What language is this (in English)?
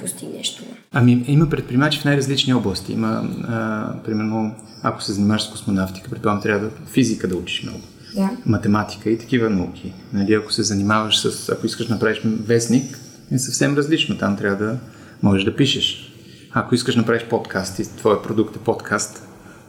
Bulgarian